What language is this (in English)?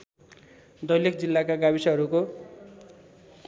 Nepali